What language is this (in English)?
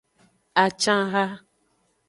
Aja (Benin)